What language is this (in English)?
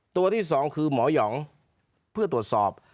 Thai